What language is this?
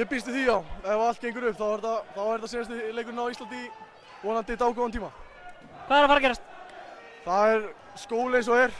Romanian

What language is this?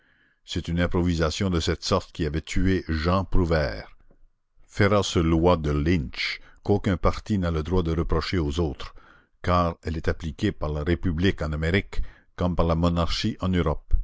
French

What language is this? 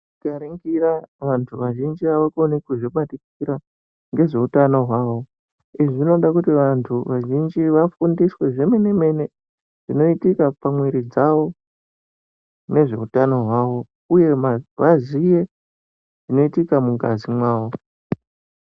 Ndau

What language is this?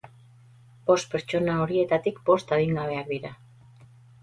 Basque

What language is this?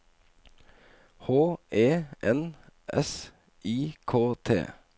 Norwegian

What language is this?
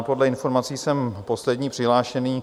Czech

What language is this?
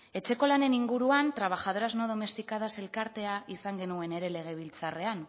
Basque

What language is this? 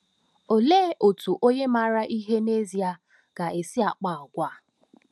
Igbo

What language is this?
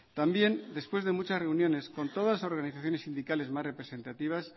Spanish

